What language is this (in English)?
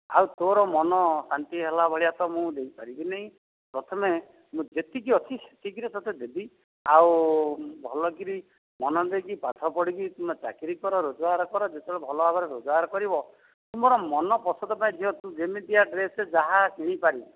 Odia